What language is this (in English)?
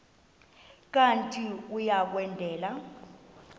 Xhosa